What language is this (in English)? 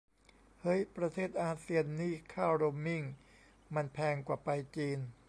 Thai